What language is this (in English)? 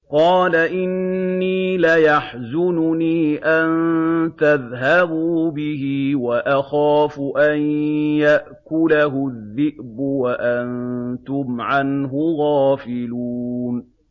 Arabic